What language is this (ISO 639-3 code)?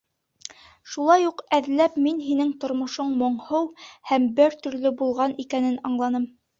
bak